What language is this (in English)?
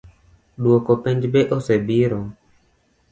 Luo (Kenya and Tanzania)